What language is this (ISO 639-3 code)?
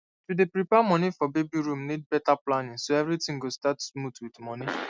pcm